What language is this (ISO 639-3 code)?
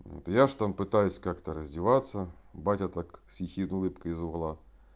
rus